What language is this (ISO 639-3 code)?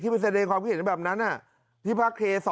tha